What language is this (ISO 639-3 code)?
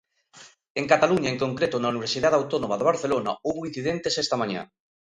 glg